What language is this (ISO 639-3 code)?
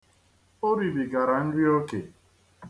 ibo